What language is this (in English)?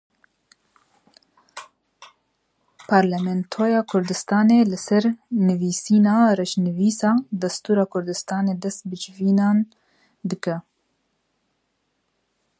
Kurdish